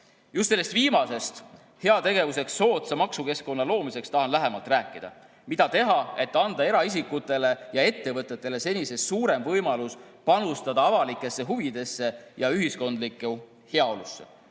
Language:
Estonian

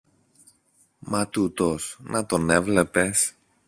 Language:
Greek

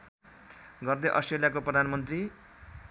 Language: Nepali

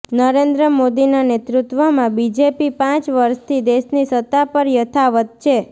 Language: Gujarati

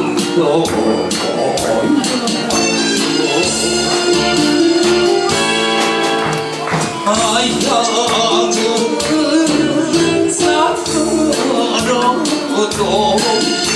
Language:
Korean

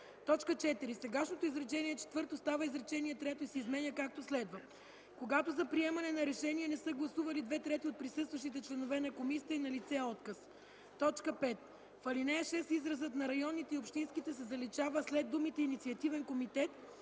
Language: Bulgarian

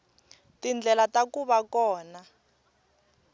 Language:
Tsonga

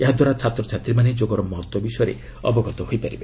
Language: Odia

